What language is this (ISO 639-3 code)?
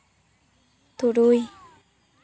sat